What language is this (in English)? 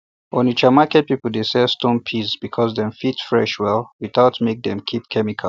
Nigerian Pidgin